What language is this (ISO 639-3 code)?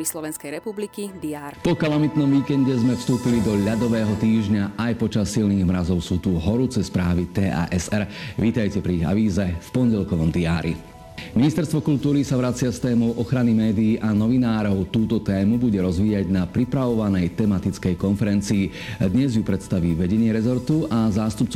slk